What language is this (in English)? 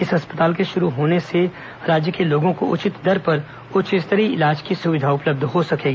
Hindi